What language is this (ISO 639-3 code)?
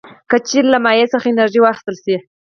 pus